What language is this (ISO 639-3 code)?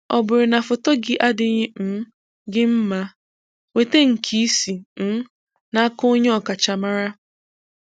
ibo